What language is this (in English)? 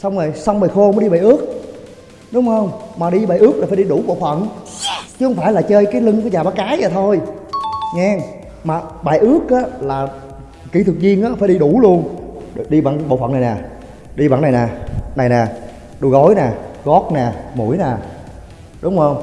Vietnamese